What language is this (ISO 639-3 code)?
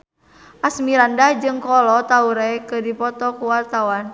sun